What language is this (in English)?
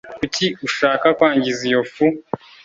Kinyarwanda